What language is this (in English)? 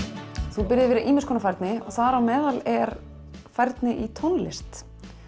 Icelandic